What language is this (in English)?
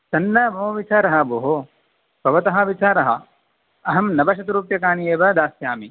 Sanskrit